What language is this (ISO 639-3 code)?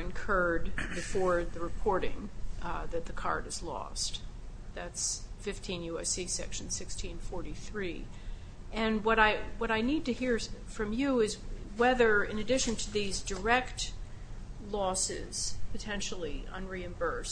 eng